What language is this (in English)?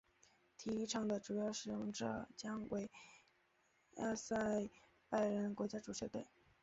Chinese